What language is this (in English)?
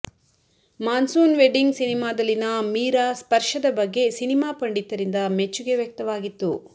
Kannada